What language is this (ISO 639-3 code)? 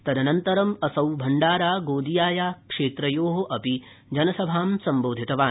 san